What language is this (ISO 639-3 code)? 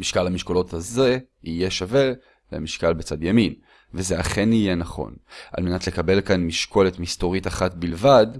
heb